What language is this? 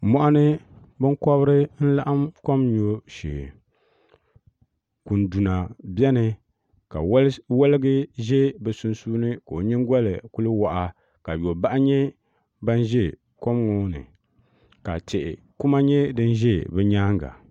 Dagbani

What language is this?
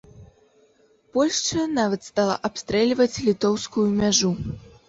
Belarusian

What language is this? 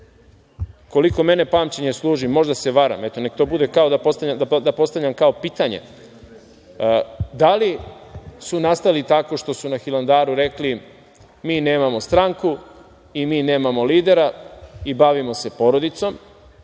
Serbian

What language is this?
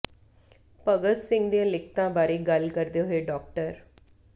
Punjabi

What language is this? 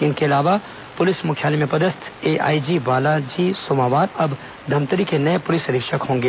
Hindi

